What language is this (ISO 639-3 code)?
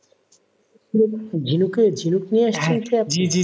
ben